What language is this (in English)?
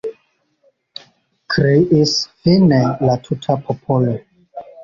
Esperanto